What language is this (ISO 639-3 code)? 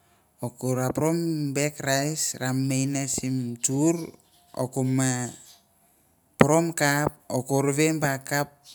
tbf